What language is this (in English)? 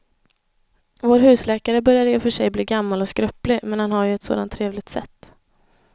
Swedish